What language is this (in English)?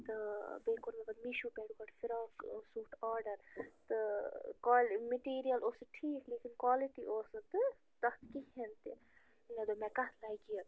Kashmiri